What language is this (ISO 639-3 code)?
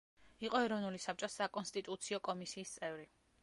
kat